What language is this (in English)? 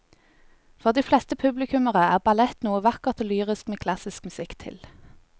Norwegian